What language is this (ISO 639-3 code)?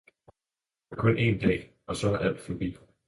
dan